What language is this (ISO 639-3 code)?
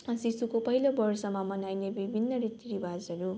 nep